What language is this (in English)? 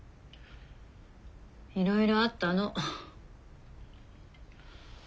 Japanese